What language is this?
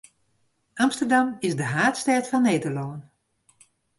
Western Frisian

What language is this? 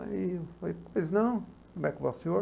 Portuguese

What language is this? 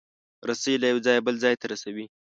Pashto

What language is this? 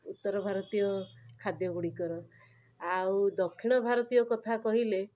Odia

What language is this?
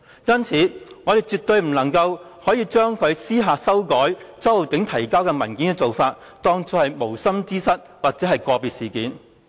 Cantonese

